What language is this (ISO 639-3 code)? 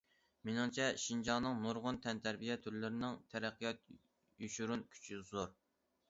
uig